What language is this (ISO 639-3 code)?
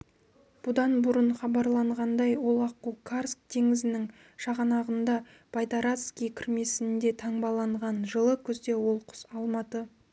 kaz